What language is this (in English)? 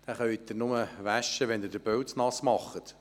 Swiss German